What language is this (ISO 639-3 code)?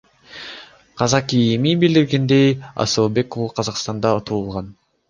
kir